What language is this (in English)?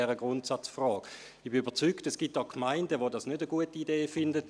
Swiss German